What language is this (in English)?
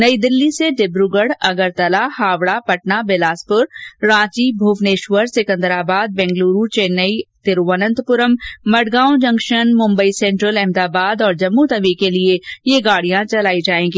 Hindi